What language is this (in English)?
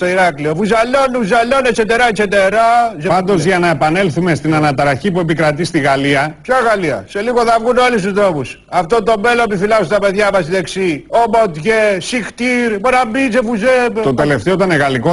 Greek